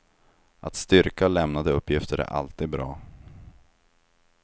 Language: Swedish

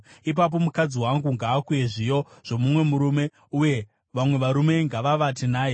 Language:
Shona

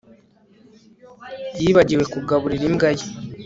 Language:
Kinyarwanda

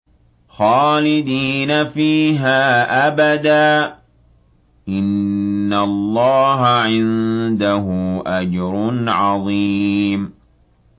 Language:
Arabic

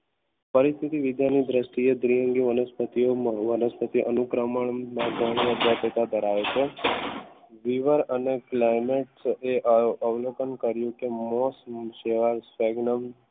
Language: Gujarati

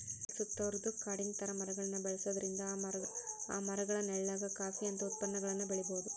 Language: Kannada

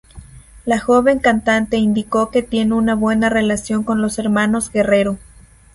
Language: Spanish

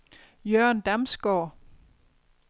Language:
Danish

